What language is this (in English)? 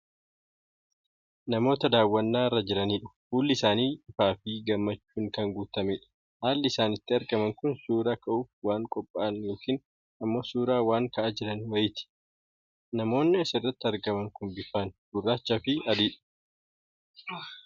Oromo